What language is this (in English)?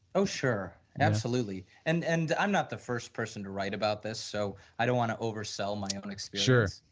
English